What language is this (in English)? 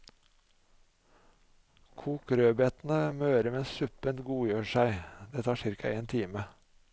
Norwegian